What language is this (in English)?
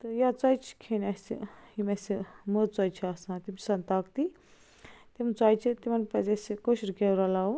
Kashmiri